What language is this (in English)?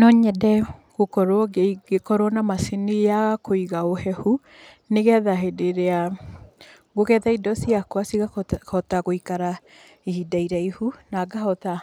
Kikuyu